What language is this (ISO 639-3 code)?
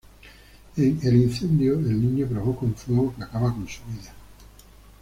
spa